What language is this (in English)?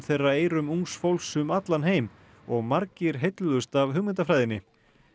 Icelandic